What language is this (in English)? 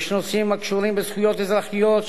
Hebrew